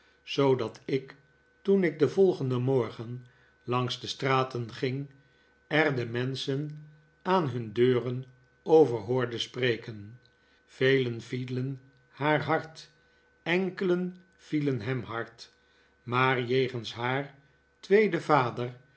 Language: Dutch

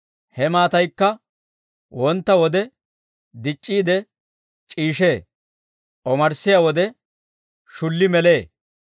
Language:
Dawro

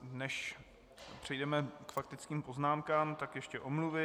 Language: Czech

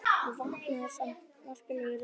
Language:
Icelandic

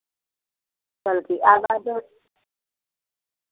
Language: Dogri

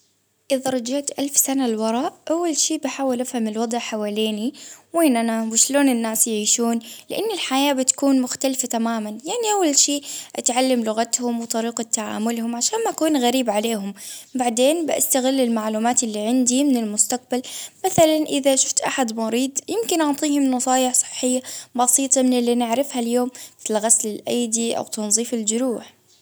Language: Baharna Arabic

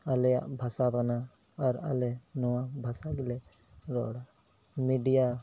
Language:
Santali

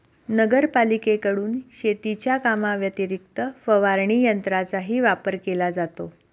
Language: Marathi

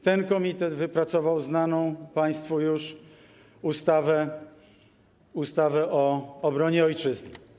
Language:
Polish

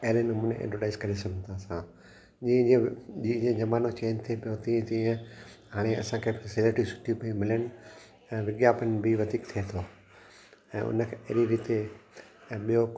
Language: Sindhi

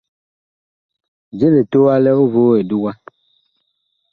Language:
Bakoko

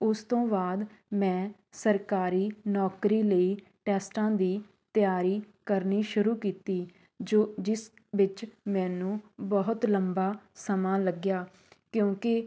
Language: Punjabi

